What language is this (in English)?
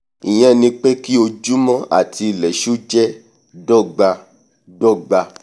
Yoruba